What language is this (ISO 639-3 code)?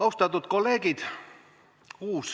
est